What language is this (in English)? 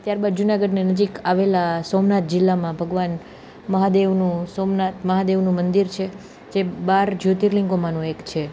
Gujarati